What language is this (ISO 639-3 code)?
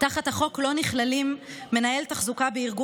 heb